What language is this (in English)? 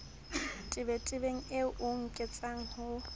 Southern Sotho